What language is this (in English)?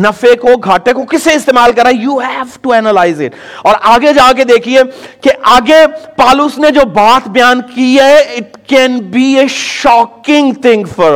Urdu